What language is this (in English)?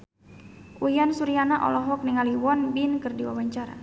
Sundanese